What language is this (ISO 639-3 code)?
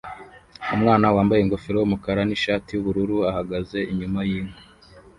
kin